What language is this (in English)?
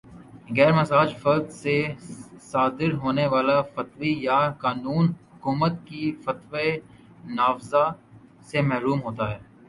Urdu